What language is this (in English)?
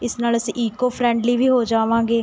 Punjabi